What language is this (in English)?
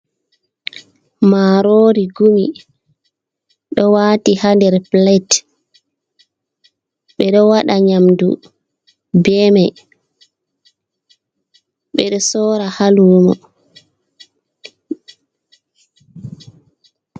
Fula